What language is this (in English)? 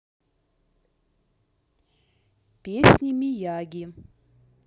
Russian